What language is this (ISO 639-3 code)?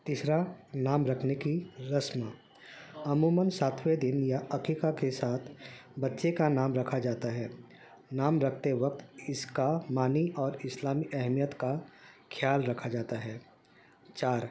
urd